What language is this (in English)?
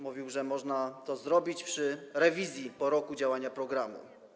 Polish